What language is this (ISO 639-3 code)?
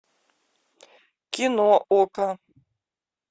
rus